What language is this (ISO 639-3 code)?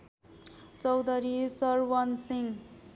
nep